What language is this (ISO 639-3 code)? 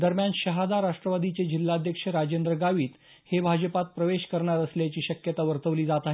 mar